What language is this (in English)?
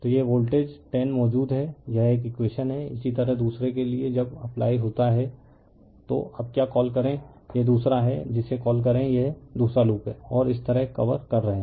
Hindi